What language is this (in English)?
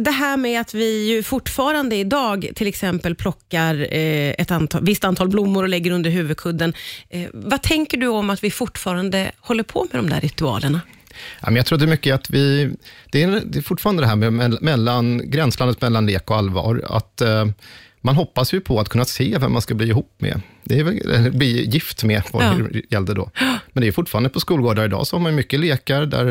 Swedish